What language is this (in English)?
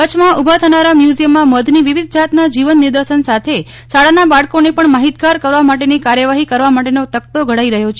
Gujarati